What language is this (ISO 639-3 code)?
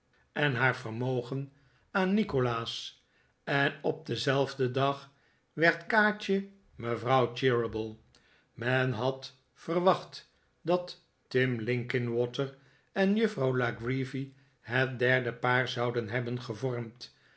nld